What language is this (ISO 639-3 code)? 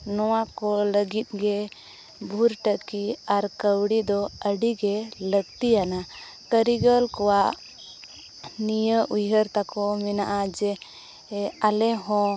sat